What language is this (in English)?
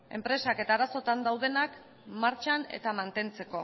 Basque